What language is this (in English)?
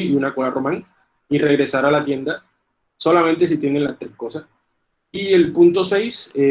Spanish